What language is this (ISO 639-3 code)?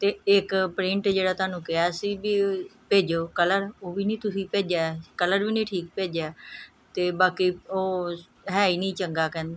pan